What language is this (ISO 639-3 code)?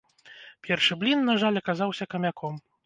bel